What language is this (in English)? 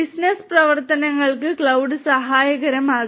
Malayalam